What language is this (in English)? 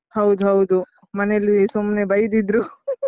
Kannada